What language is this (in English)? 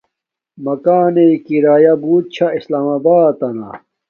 Domaaki